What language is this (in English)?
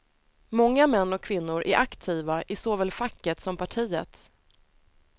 Swedish